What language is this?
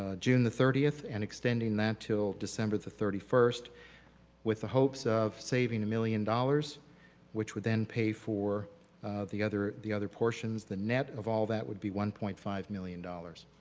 English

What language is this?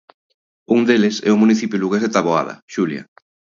Galician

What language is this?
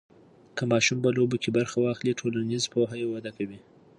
Pashto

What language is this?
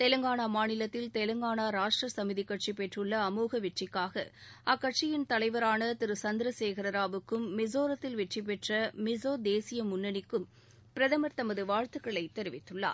Tamil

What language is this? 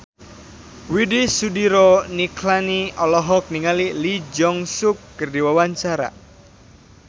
Sundanese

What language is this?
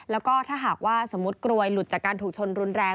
Thai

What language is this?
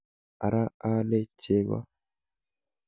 Kalenjin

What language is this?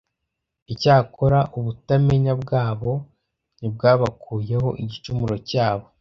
Kinyarwanda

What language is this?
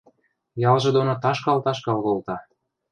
Western Mari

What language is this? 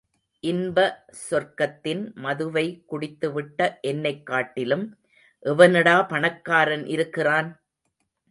Tamil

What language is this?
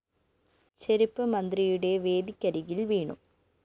Malayalam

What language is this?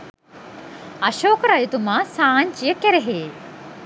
Sinhala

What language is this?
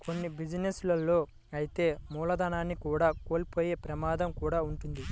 Telugu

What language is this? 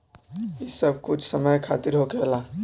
Bhojpuri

